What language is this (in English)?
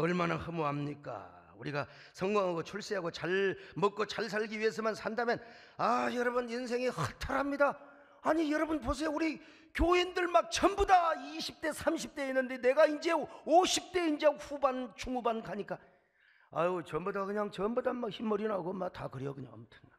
Korean